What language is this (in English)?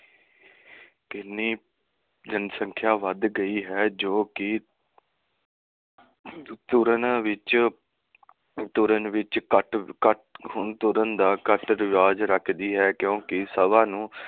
Punjabi